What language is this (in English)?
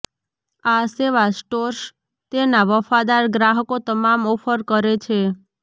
Gujarati